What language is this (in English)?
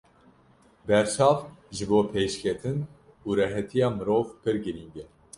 Kurdish